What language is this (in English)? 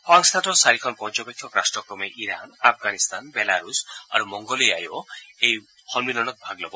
Assamese